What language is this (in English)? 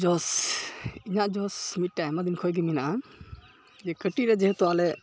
Santali